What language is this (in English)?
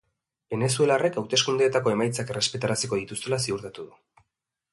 Basque